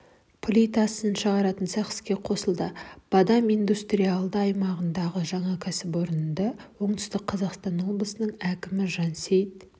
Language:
Kazakh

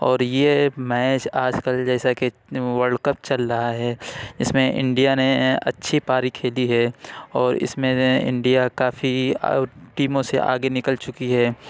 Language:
Urdu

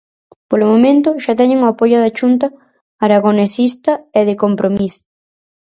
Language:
Galician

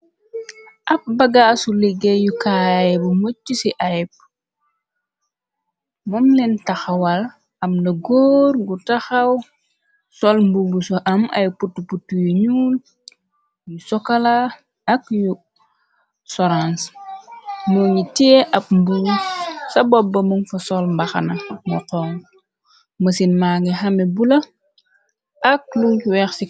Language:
Wolof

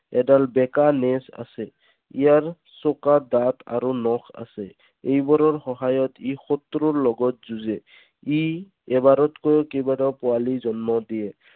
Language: Assamese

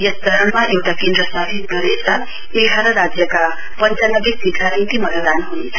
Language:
Nepali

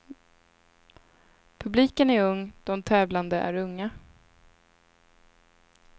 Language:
Swedish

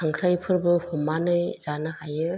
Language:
Bodo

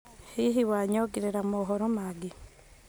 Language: Kikuyu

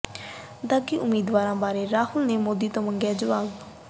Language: Punjabi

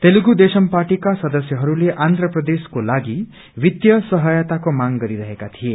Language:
Nepali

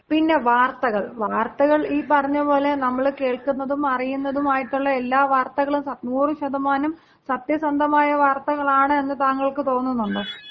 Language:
Malayalam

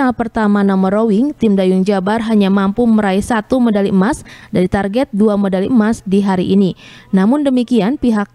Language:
Indonesian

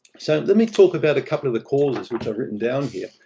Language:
English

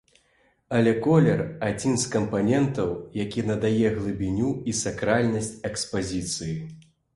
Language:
Belarusian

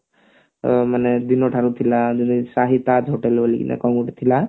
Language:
Odia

